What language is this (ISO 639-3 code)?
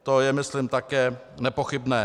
ces